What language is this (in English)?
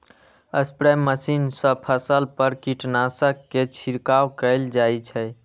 Maithili